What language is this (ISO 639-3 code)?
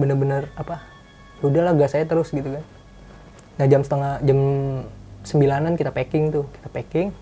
ind